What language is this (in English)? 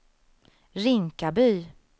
Swedish